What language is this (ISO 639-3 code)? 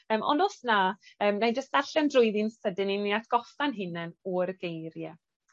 cym